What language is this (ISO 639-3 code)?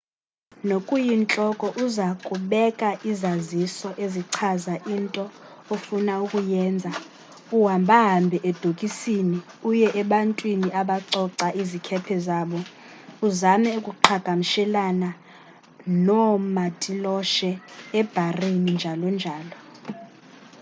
xho